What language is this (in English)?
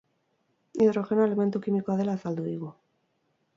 Basque